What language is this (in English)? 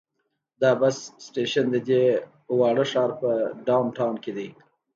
Pashto